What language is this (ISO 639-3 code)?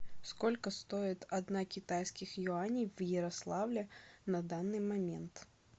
rus